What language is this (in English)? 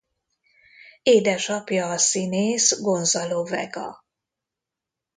Hungarian